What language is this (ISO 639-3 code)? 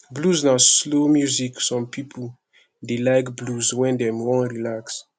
pcm